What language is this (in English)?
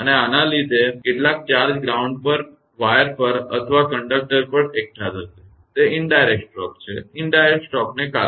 Gujarati